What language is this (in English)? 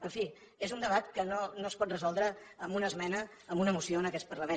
Catalan